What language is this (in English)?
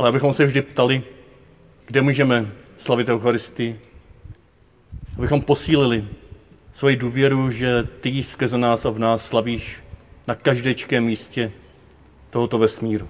Czech